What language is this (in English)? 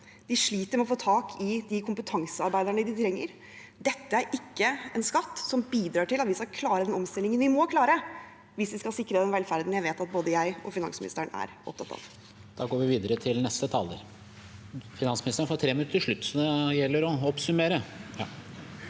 Norwegian